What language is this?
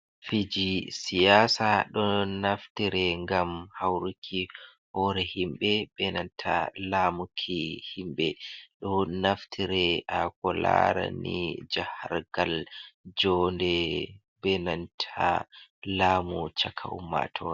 Fula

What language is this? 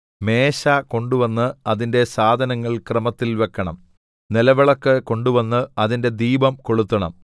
Malayalam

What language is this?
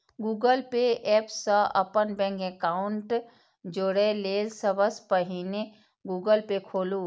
Maithili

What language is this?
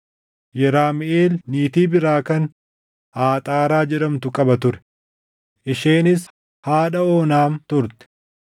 Oromo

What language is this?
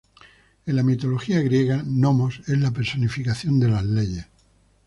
Spanish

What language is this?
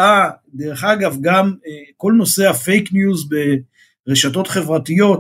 Hebrew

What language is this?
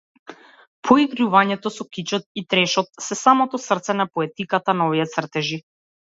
Macedonian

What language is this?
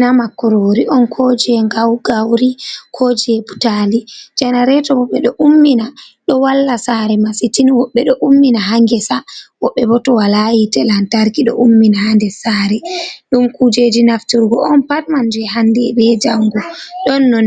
Fula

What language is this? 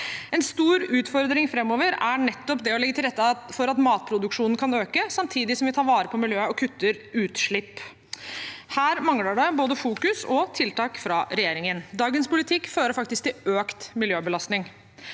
Norwegian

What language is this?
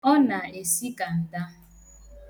Igbo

